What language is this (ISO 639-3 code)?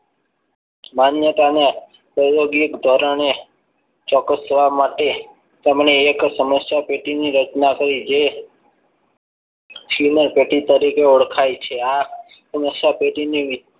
guj